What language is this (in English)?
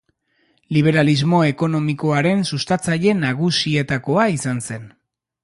Basque